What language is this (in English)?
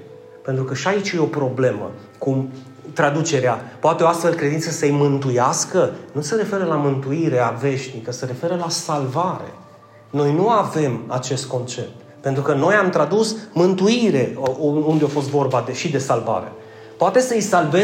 Romanian